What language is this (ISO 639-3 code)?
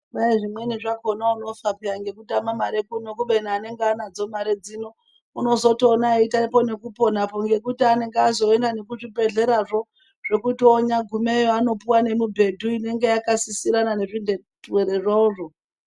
ndc